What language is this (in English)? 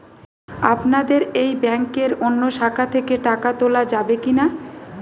Bangla